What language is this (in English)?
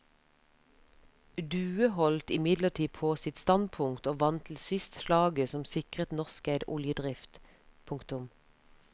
Norwegian